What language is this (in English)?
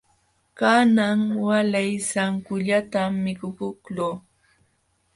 Jauja Wanca Quechua